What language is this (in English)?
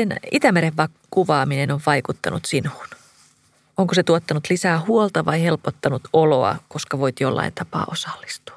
Finnish